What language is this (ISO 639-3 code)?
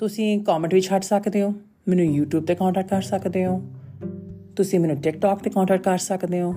pan